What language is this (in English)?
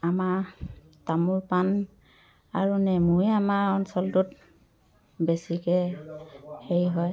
Assamese